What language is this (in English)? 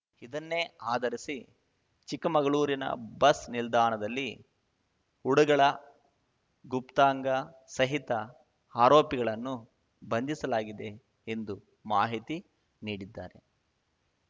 Kannada